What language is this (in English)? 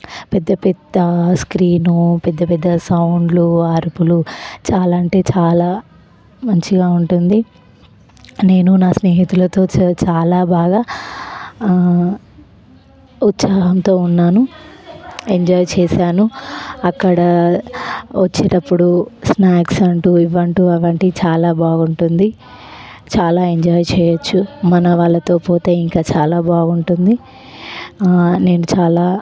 Telugu